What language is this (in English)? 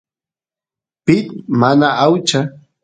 Santiago del Estero Quichua